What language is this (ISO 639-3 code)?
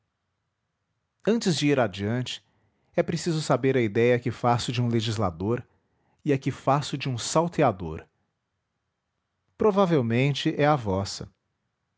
por